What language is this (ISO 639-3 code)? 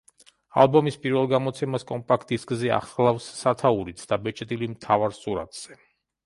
kat